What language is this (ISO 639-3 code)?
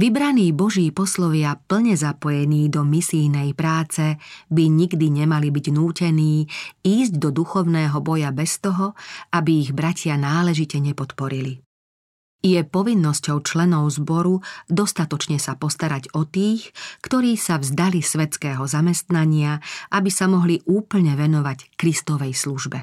slk